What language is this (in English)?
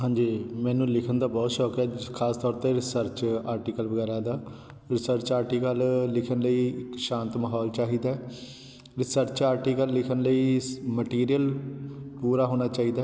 Punjabi